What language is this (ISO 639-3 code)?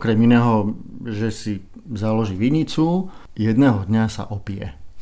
slk